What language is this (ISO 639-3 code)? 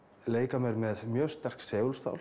isl